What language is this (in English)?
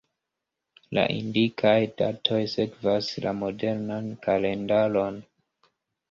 Esperanto